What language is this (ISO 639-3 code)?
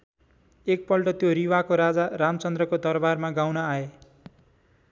nep